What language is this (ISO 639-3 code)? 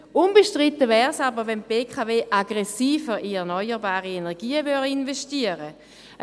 gsw